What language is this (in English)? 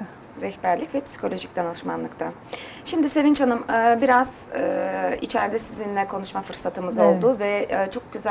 Turkish